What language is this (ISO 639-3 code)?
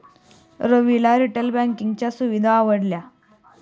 mar